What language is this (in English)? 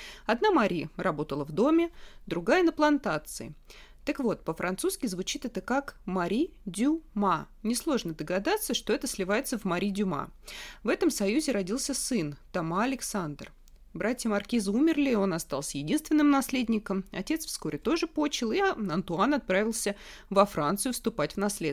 Russian